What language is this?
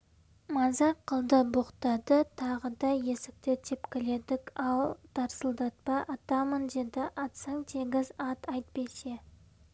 Kazakh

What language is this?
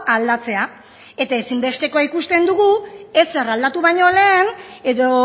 Basque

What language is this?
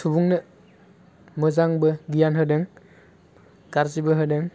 Bodo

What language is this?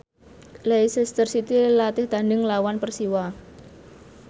Javanese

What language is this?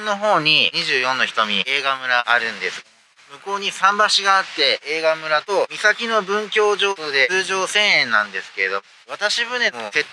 Japanese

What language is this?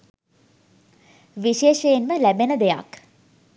Sinhala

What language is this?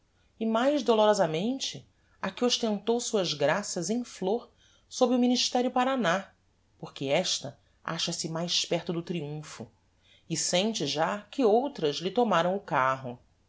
Portuguese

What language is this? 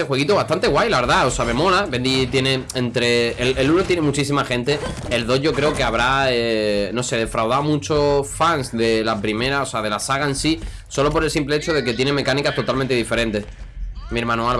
Spanish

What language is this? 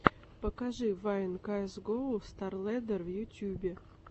Russian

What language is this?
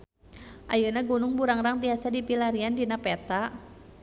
Sundanese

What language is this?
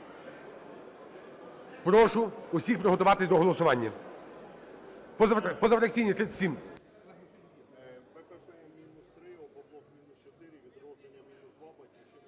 Ukrainian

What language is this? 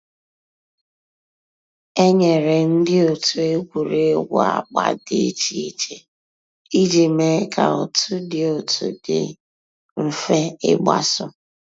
Igbo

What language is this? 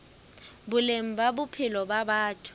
Southern Sotho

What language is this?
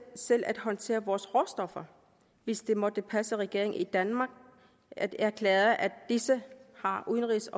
Danish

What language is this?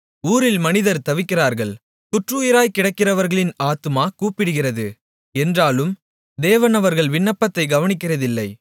Tamil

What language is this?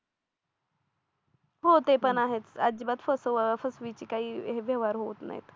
Marathi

